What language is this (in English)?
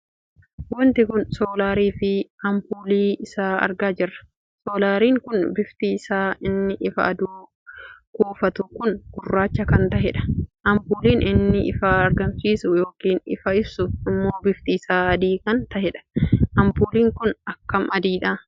Oromo